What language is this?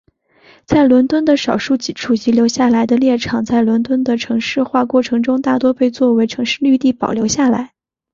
Chinese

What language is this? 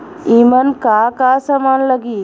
Bhojpuri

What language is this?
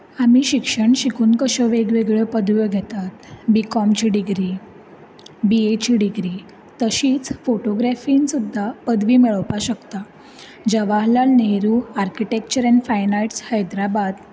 Konkani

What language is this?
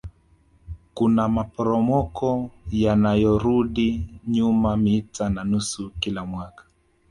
Swahili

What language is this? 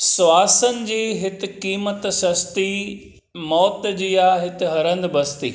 Sindhi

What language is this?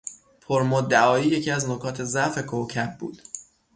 Persian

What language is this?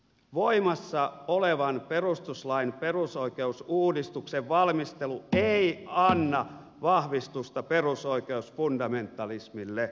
Finnish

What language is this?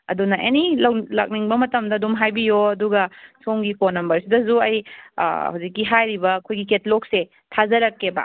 Manipuri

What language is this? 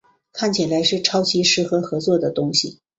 Chinese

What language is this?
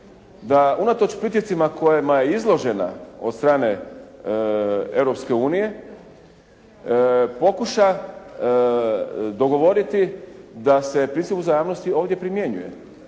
Croatian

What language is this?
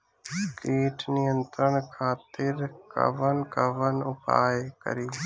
Bhojpuri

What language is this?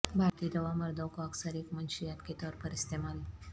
Urdu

